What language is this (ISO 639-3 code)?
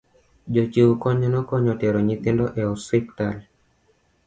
luo